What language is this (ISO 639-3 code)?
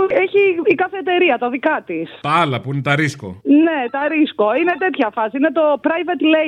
ell